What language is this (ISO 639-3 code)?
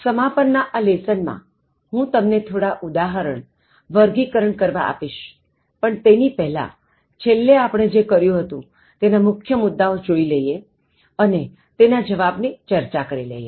guj